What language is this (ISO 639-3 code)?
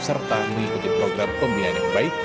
ind